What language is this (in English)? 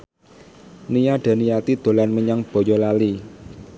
Javanese